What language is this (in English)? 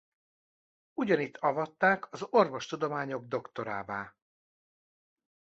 Hungarian